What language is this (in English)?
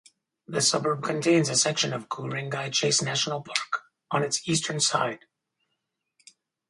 English